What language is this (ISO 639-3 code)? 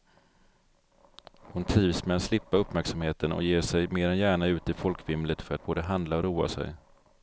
swe